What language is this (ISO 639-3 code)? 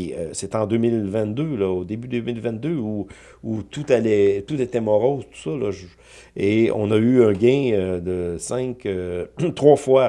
fra